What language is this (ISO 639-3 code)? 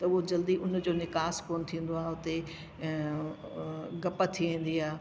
snd